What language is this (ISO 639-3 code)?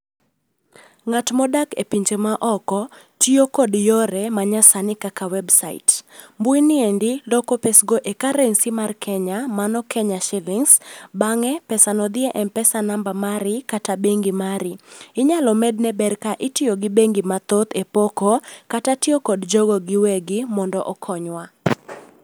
luo